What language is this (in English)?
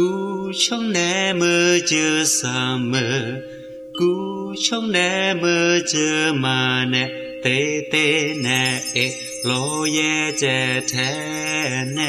Thai